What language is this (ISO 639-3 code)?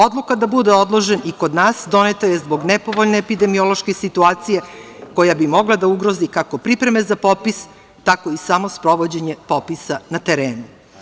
srp